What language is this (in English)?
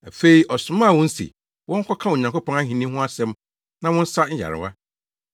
Akan